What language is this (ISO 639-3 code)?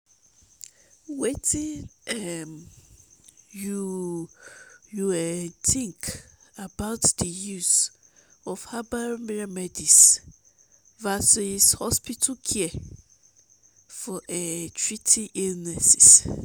pcm